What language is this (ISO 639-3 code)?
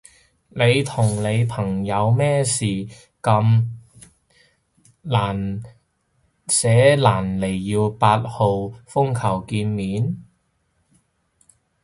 yue